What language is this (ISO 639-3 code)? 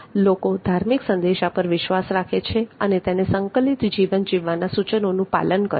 guj